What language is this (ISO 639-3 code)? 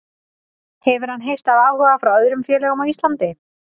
isl